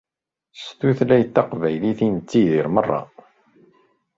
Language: Kabyle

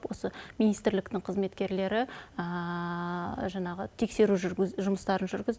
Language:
Kazakh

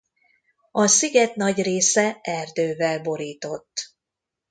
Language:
Hungarian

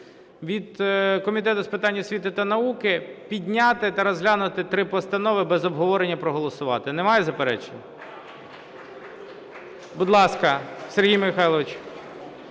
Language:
Ukrainian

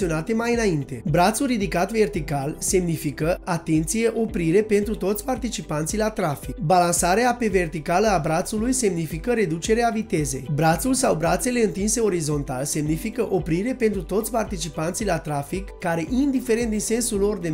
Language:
Romanian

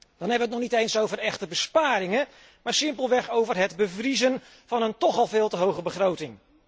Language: Dutch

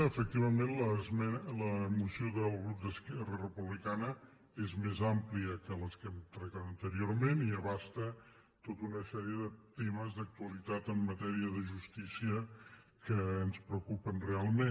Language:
Catalan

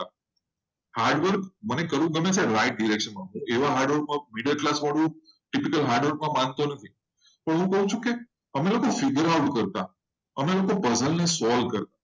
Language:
Gujarati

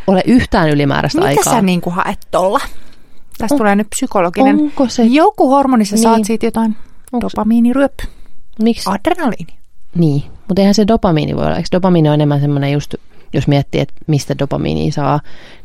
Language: Finnish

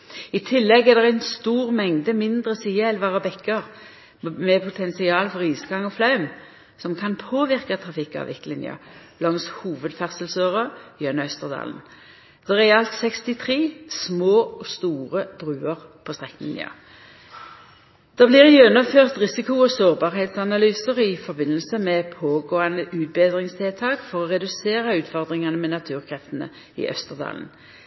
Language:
Norwegian Nynorsk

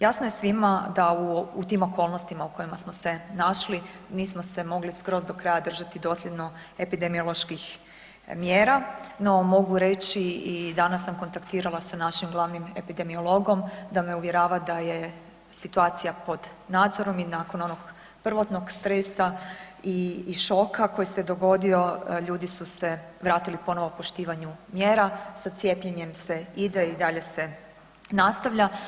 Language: Croatian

